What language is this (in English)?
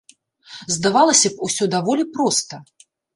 Belarusian